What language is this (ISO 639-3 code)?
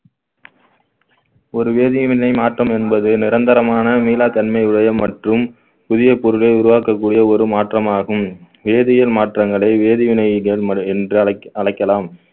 tam